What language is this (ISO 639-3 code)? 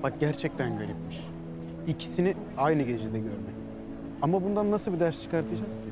tur